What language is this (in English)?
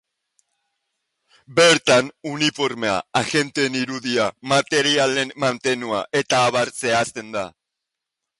Basque